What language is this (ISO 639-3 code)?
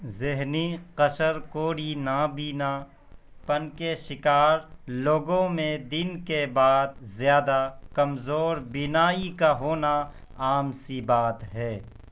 urd